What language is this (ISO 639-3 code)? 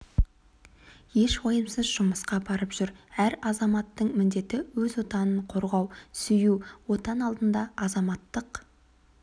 kaz